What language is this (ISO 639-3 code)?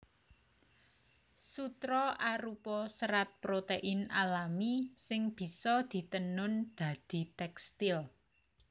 jav